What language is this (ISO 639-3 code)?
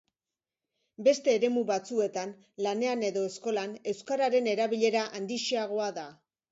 eus